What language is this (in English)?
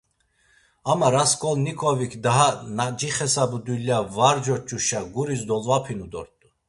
Laz